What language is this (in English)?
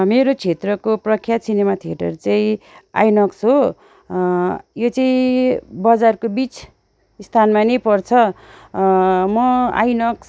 Nepali